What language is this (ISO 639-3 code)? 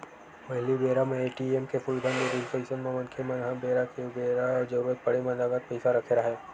hne